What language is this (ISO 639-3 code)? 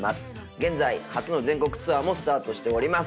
jpn